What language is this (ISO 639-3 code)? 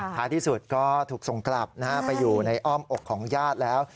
tha